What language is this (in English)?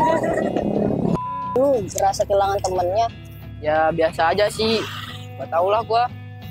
Indonesian